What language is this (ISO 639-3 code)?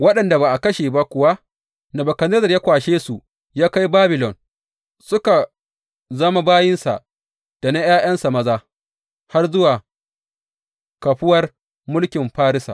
hau